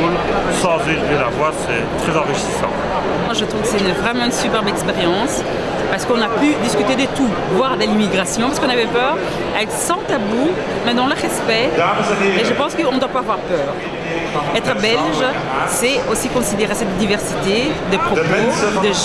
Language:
French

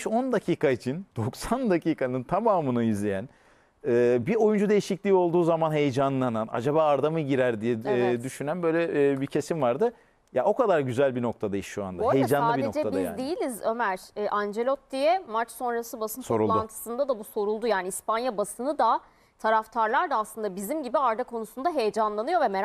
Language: Turkish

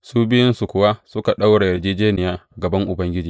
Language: Hausa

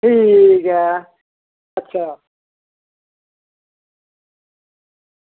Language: Dogri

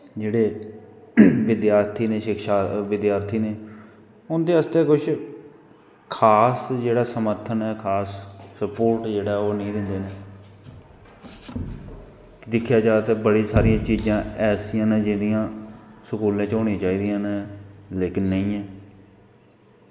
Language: Dogri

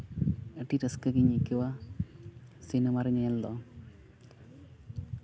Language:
Santali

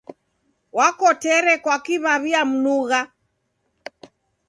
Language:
Taita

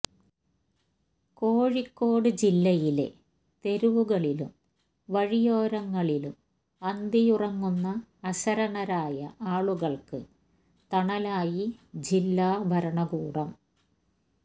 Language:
Malayalam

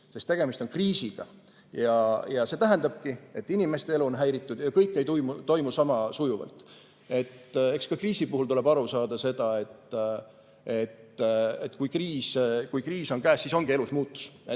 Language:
Estonian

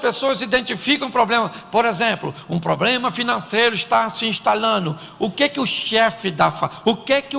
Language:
Portuguese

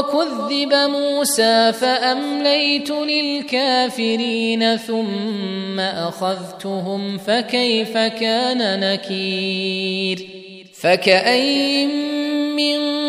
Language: Arabic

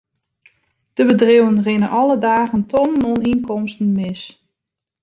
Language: Western Frisian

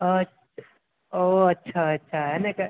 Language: Gujarati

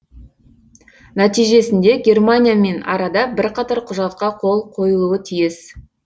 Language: Kazakh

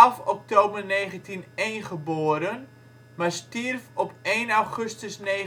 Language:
Dutch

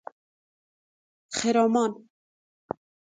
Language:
Persian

